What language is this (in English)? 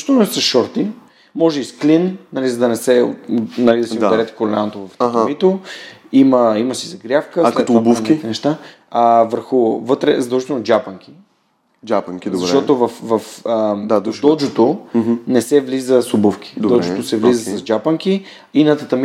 Bulgarian